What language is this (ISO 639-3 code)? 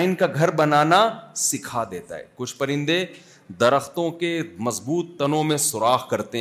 urd